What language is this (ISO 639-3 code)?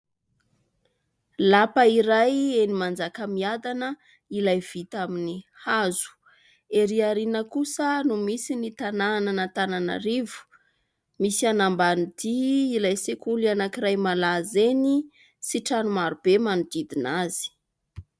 mlg